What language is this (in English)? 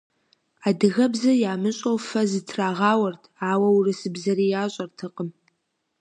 Kabardian